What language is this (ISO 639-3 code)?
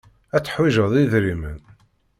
kab